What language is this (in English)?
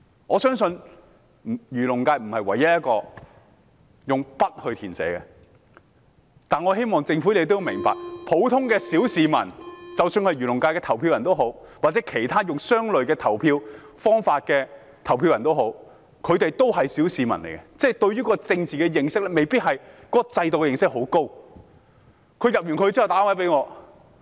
Cantonese